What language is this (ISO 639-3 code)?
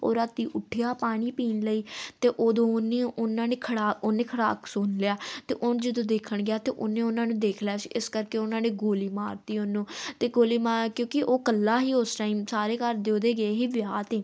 pan